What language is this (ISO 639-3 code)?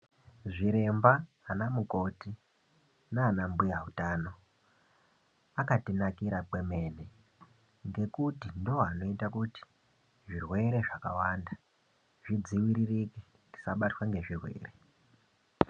ndc